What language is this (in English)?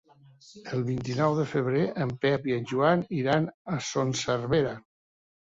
Catalan